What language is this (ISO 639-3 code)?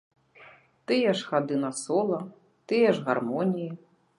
bel